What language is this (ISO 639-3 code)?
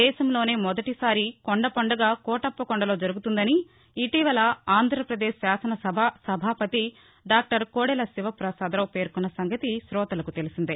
tel